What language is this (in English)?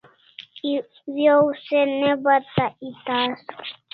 Kalasha